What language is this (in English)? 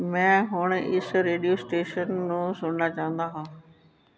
Punjabi